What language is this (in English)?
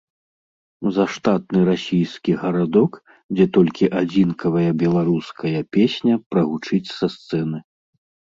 Belarusian